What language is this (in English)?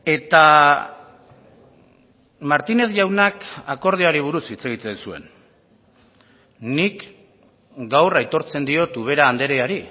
Basque